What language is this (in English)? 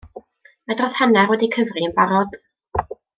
Welsh